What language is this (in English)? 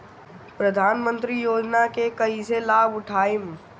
Bhojpuri